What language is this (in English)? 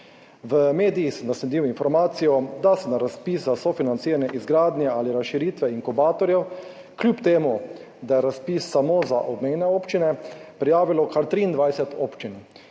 Slovenian